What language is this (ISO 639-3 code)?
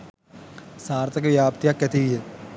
sin